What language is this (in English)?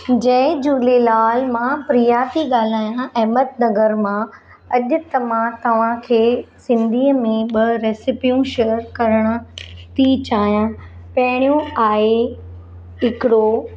Sindhi